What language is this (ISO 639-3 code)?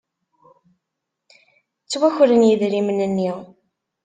kab